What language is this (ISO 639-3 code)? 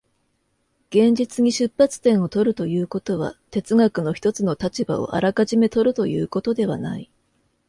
jpn